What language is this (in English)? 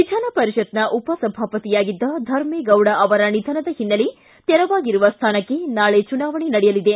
Kannada